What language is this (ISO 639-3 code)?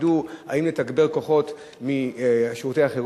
heb